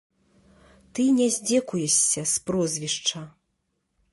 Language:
Belarusian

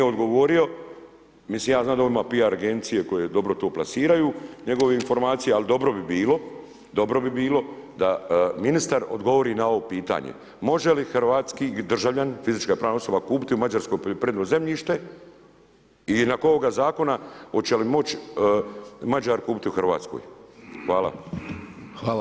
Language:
Croatian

